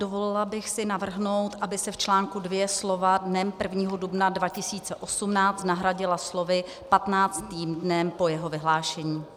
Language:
Czech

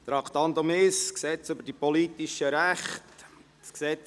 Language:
Swiss German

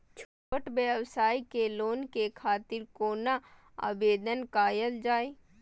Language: Maithili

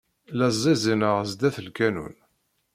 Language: Kabyle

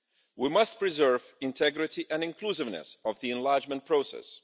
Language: English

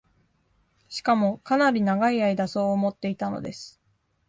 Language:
Japanese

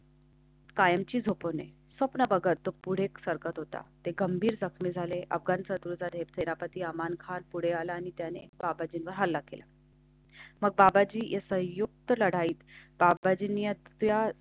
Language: Marathi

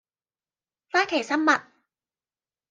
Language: Cantonese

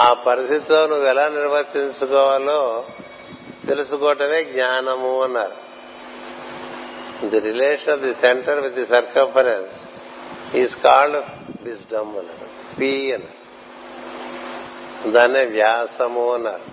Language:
Telugu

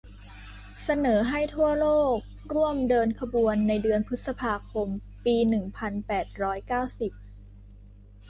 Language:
Thai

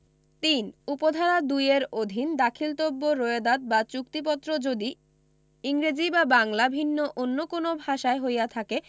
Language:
Bangla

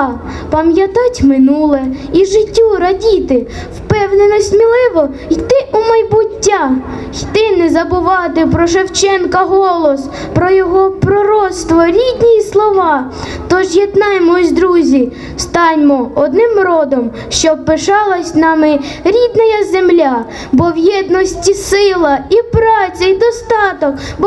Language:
Ukrainian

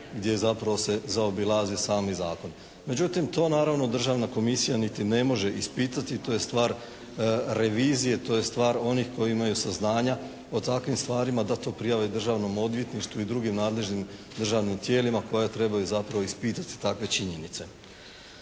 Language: Croatian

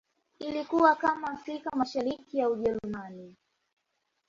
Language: Swahili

